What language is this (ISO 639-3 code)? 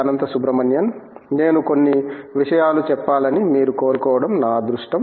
tel